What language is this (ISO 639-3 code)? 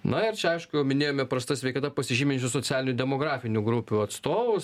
lit